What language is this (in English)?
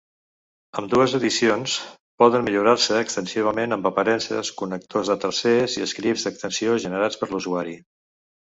Catalan